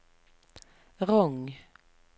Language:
Norwegian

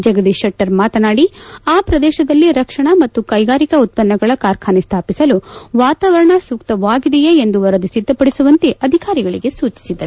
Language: Kannada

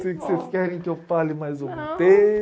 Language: Portuguese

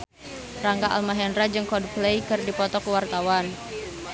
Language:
Sundanese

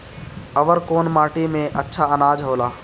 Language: Bhojpuri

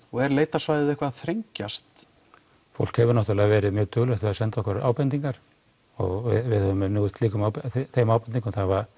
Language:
Icelandic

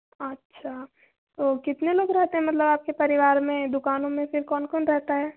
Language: Hindi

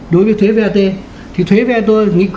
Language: Vietnamese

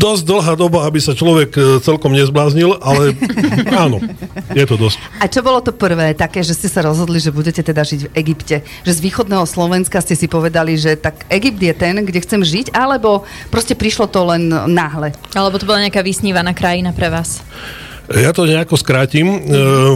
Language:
Slovak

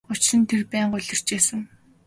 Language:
Mongolian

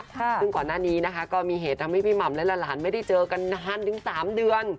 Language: Thai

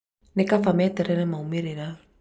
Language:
Kikuyu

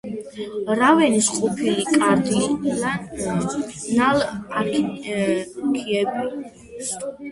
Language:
Georgian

